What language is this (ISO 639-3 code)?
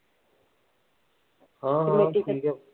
pan